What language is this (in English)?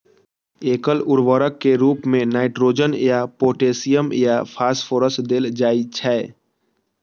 Maithili